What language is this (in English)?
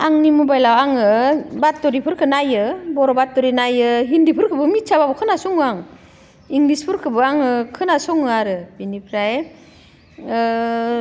Bodo